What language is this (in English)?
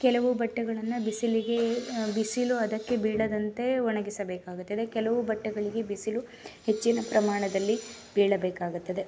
Kannada